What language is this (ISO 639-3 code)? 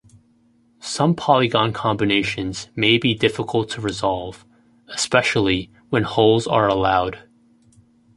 eng